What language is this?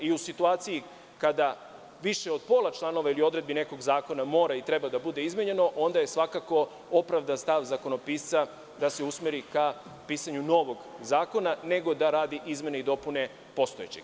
Serbian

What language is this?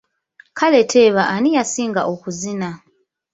Ganda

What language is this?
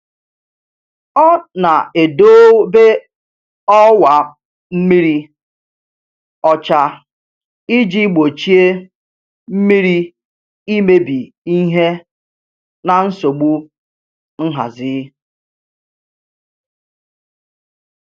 Igbo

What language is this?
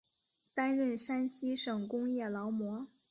Chinese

